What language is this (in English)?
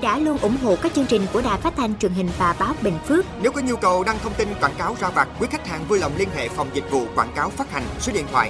Vietnamese